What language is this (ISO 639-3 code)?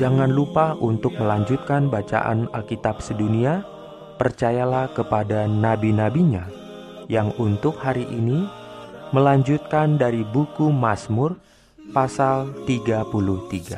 ind